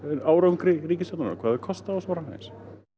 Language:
Icelandic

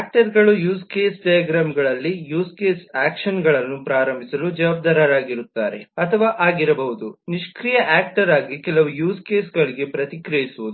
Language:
Kannada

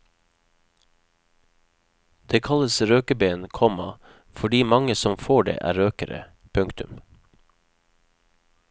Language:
Norwegian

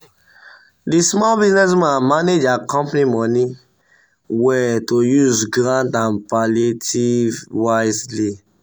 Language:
Nigerian Pidgin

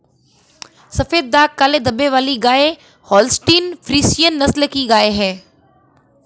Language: Hindi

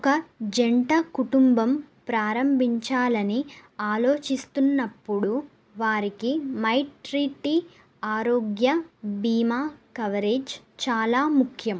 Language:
Telugu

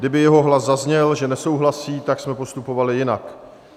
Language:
Czech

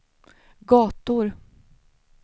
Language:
Swedish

